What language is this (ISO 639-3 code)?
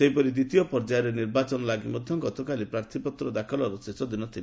ori